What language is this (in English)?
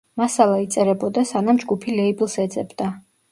Georgian